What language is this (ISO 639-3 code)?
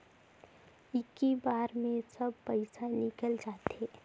hne